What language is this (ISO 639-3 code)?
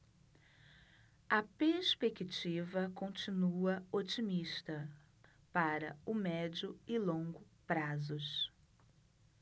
por